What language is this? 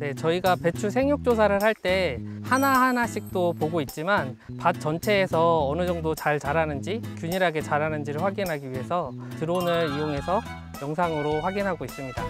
Korean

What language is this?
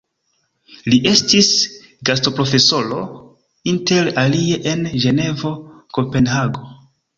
Esperanto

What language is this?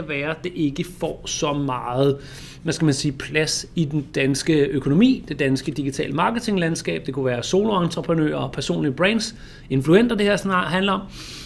Danish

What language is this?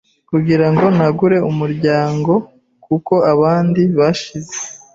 Kinyarwanda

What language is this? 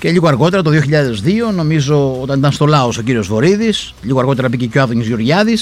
Greek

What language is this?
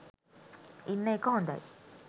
Sinhala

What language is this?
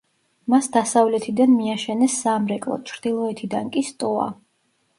Georgian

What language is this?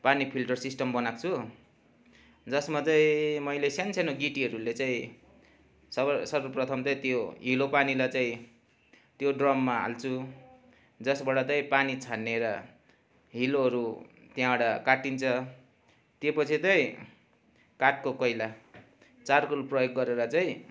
Nepali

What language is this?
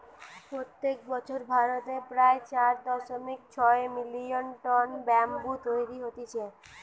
Bangla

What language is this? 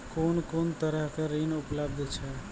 Maithili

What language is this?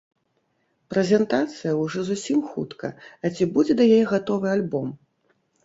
Belarusian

